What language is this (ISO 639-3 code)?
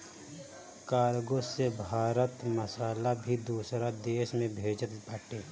bho